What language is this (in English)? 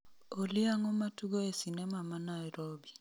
Luo (Kenya and Tanzania)